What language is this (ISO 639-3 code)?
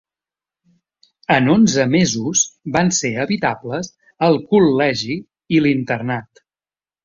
cat